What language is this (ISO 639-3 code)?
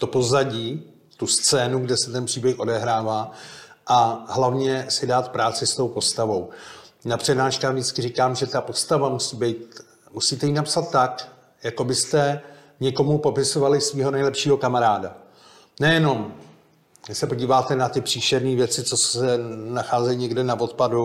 ces